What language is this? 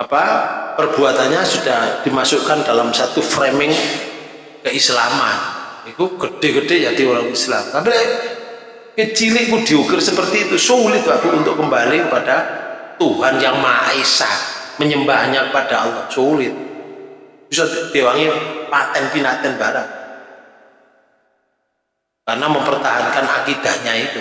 Indonesian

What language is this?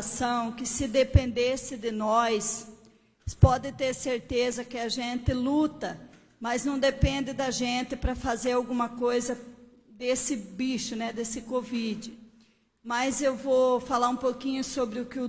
Portuguese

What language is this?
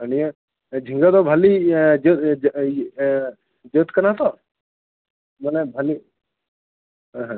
Santali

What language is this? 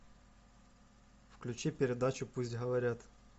Russian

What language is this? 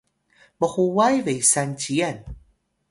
Atayal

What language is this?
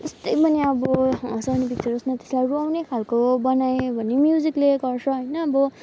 Nepali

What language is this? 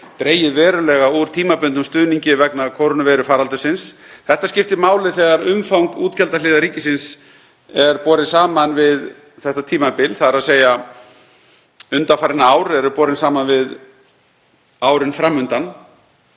Icelandic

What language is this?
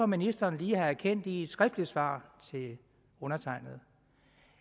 Danish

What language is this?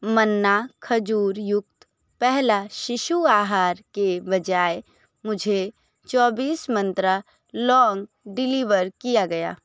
Hindi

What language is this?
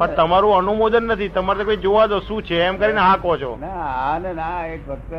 Gujarati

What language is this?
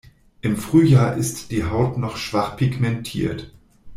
German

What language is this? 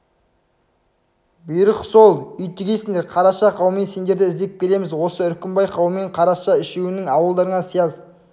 Kazakh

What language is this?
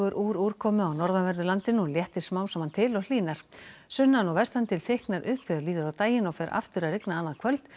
Icelandic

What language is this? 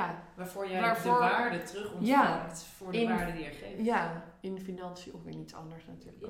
Dutch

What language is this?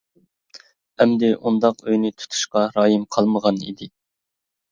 Uyghur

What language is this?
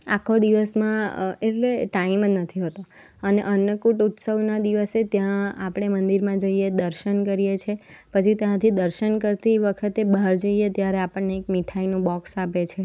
Gujarati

